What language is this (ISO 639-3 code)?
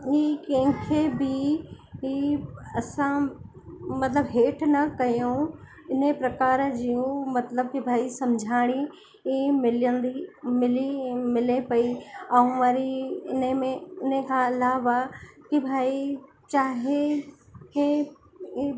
snd